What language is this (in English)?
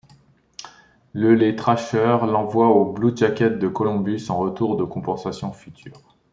French